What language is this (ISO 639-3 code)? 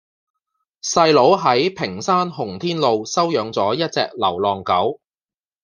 yue